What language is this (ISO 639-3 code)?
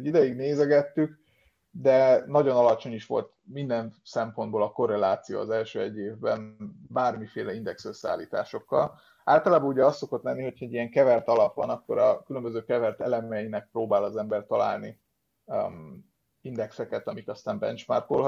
hun